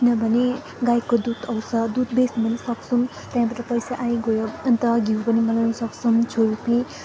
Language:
Nepali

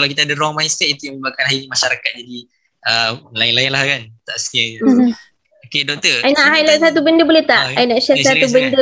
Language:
Malay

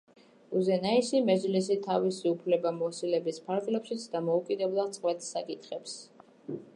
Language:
Georgian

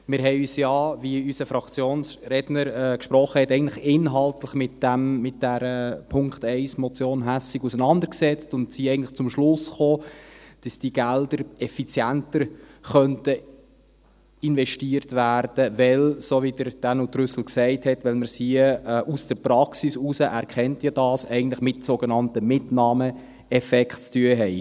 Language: Swiss German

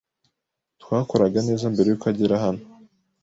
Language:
Kinyarwanda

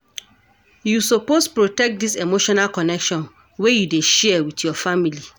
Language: Nigerian Pidgin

